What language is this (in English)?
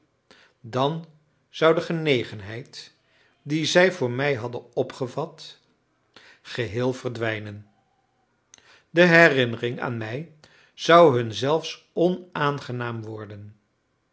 Dutch